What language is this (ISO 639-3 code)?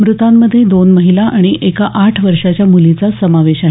mar